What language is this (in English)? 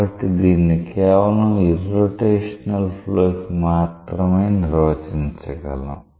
Telugu